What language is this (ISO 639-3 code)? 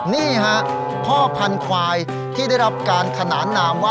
tha